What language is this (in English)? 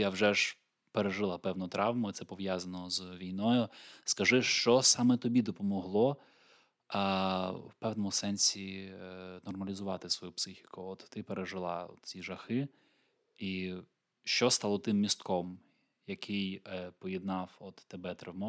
Ukrainian